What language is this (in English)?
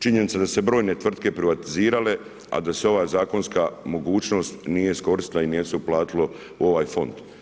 Croatian